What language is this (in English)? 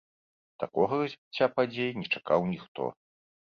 Belarusian